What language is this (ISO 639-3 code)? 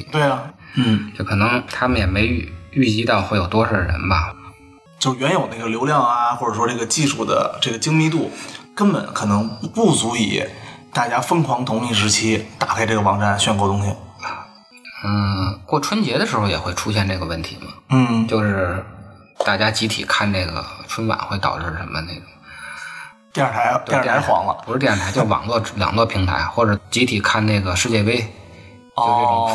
zho